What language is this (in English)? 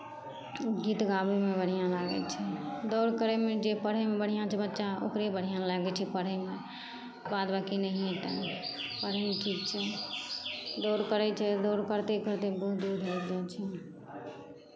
Maithili